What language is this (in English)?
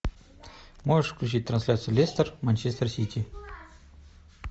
Russian